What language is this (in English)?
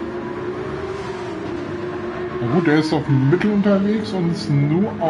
German